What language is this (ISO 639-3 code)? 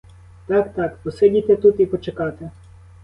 ukr